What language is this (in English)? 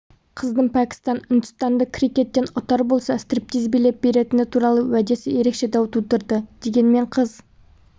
Kazakh